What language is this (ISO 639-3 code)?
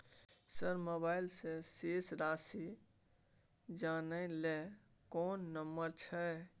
mai